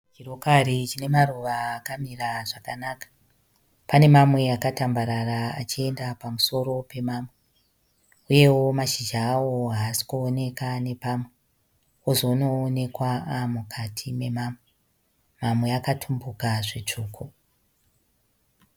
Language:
Shona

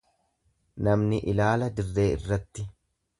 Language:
Oromo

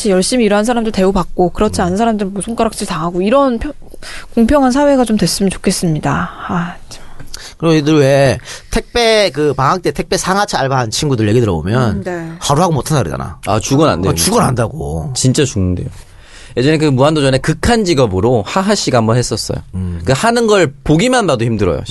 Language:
Korean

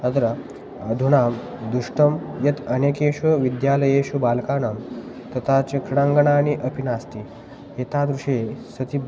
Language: Sanskrit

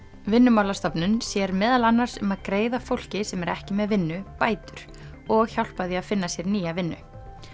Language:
Icelandic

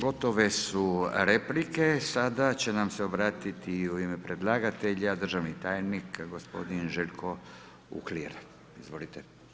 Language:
Croatian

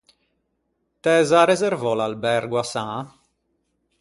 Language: Ligurian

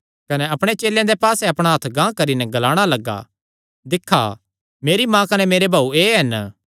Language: Kangri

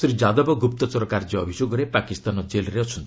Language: Odia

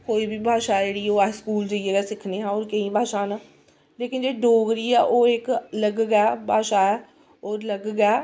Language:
Dogri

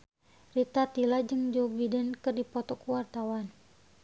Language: Sundanese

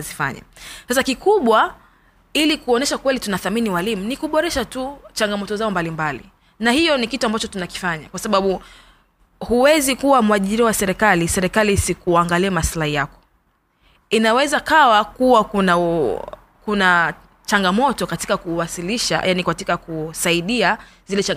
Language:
Swahili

